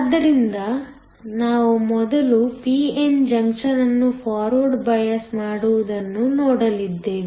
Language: Kannada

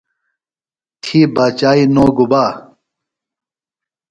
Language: Phalura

